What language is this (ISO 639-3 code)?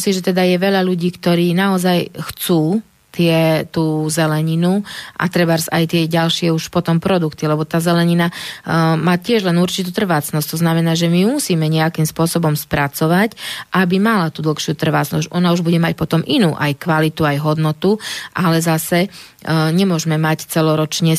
slk